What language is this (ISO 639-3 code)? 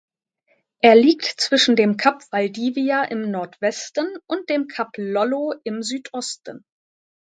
deu